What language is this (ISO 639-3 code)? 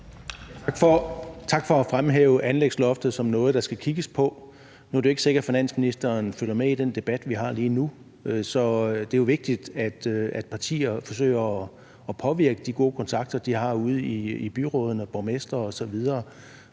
dan